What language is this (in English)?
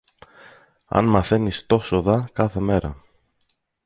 Greek